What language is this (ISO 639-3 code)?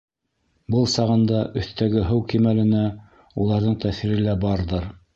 bak